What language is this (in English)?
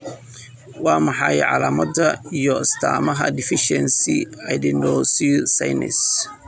Somali